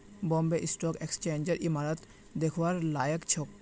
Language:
Magahi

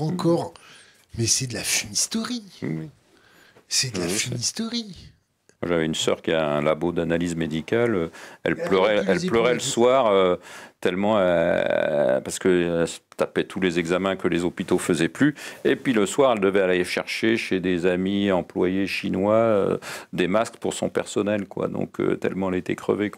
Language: French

